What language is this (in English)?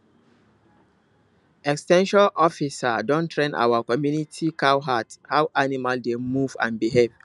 Nigerian Pidgin